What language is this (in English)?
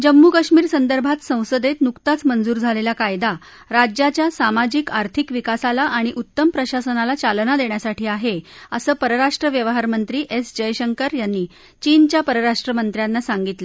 Marathi